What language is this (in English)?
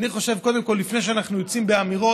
Hebrew